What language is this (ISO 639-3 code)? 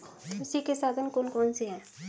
hin